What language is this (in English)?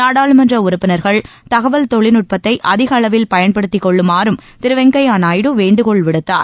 Tamil